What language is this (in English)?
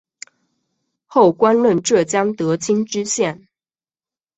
Chinese